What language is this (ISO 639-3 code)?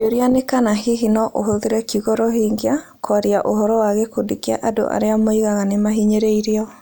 kik